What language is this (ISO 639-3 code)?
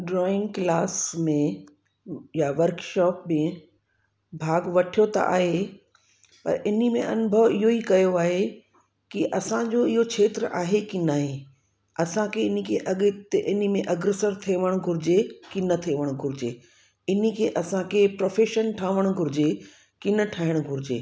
snd